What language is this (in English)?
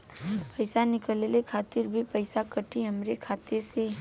Bhojpuri